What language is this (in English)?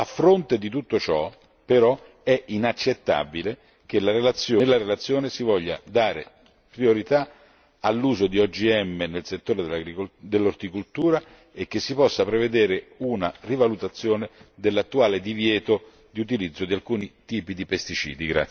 Italian